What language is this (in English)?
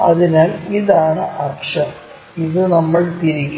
Malayalam